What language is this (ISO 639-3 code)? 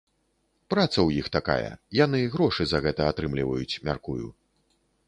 bel